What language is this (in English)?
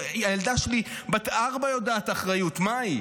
Hebrew